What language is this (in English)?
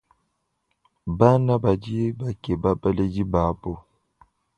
Luba-Lulua